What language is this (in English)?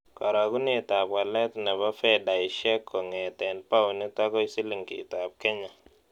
Kalenjin